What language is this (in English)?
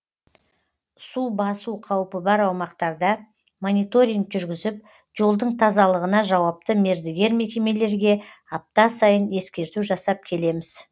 Kazakh